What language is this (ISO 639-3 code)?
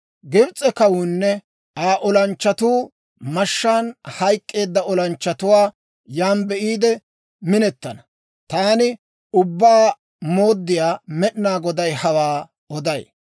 dwr